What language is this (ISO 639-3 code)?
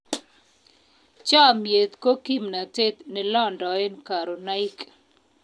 kln